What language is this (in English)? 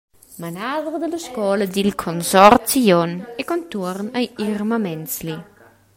Romansh